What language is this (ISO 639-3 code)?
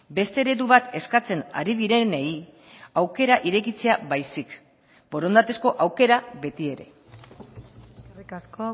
eus